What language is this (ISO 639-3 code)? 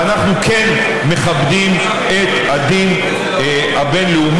heb